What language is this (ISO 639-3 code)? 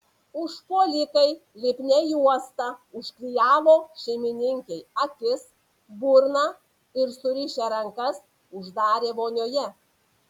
lit